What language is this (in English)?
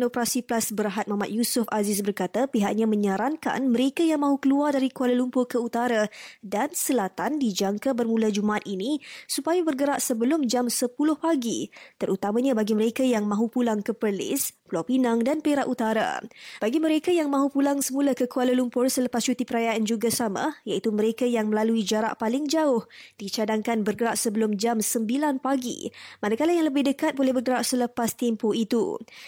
Malay